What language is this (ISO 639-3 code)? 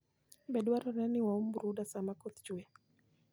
luo